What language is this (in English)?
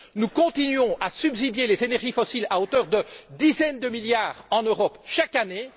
French